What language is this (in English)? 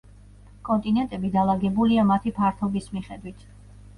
Georgian